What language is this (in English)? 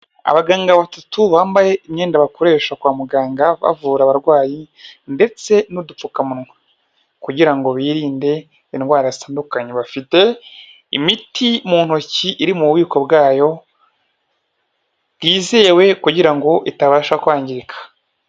Kinyarwanda